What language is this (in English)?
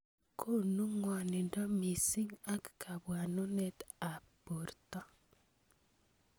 Kalenjin